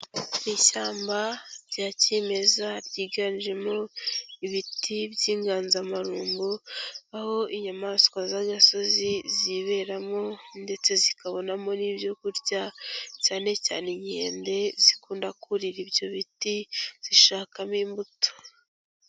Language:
Kinyarwanda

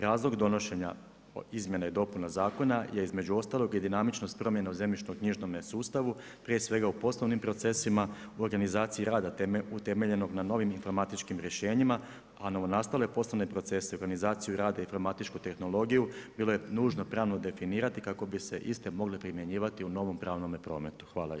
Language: Croatian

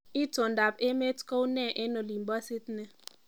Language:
Kalenjin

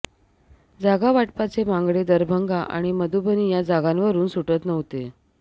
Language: Marathi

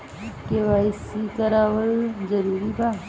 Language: Bhojpuri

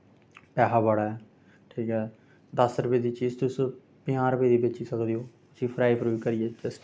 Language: Dogri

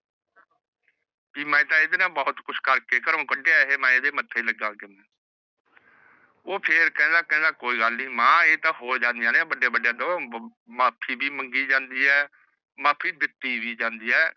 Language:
Punjabi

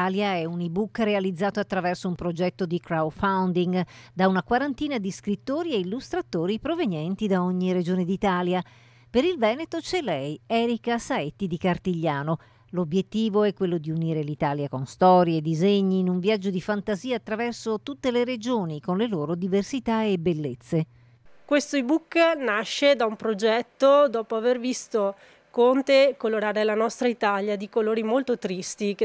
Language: Italian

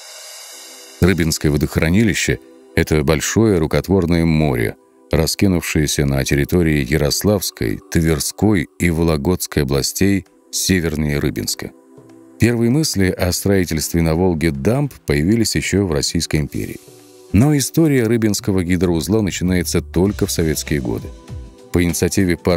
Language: Russian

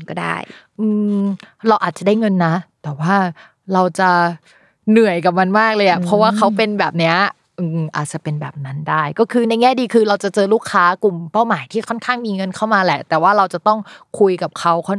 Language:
Thai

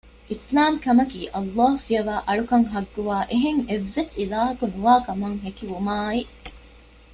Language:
Divehi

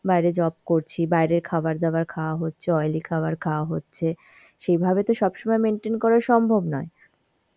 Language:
Bangla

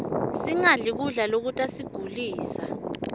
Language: Swati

